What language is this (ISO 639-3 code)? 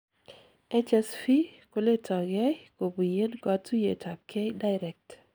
kln